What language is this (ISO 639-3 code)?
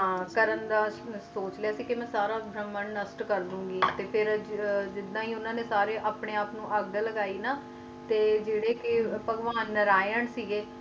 pan